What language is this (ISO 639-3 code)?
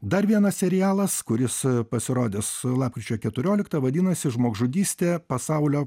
lit